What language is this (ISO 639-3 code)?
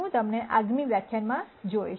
guj